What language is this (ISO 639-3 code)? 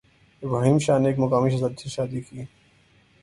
urd